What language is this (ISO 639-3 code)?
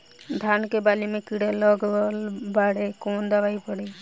bho